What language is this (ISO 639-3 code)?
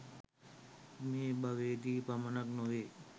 sin